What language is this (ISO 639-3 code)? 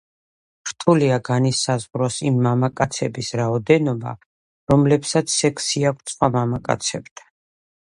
kat